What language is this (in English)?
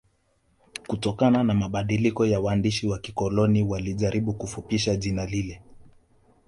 Swahili